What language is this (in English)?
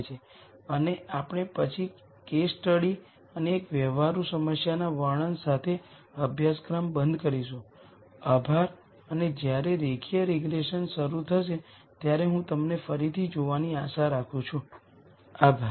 Gujarati